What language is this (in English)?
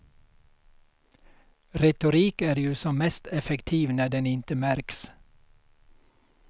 Swedish